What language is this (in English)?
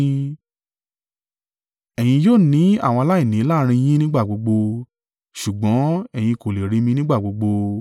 Yoruba